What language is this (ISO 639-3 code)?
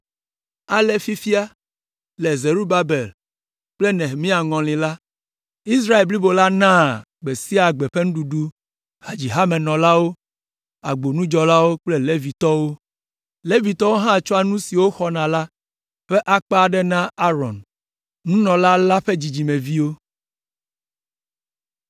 ewe